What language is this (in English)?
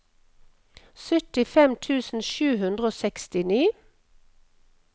Norwegian